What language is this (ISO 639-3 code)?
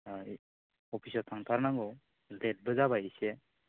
brx